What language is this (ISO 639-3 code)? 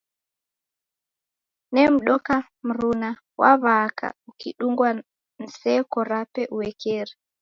dav